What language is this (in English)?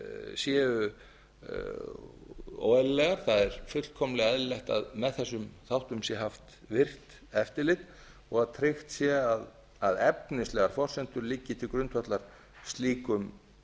Icelandic